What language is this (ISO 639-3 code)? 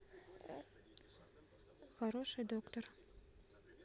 rus